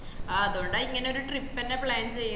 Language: Malayalam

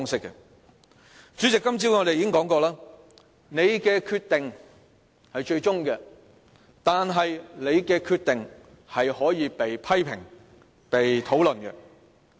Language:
Cantonese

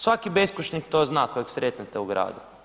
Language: Croatian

